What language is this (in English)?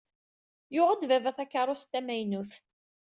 Kabyle